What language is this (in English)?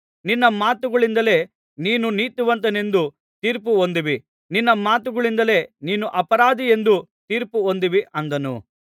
Kannada